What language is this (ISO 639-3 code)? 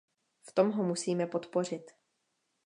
ces